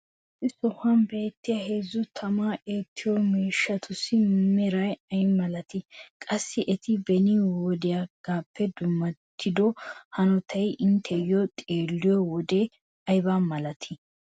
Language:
Wolaytta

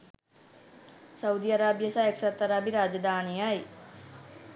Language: Sinhala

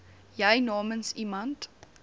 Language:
Afrikaans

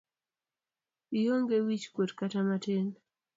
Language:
Luo (Kenya and Tanzania)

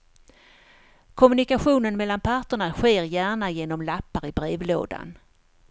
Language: Swedish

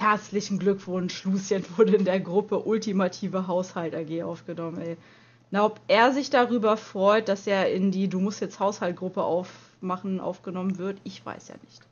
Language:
German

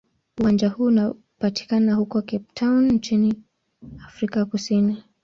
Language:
Swahili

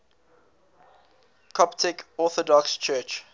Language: English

